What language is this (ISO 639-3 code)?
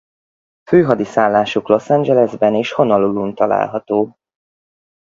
hun